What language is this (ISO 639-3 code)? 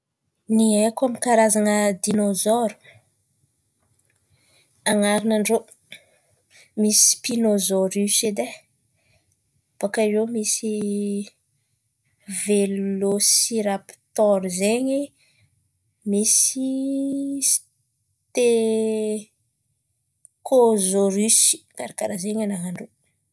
xmv